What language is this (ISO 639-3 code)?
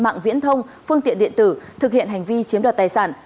vie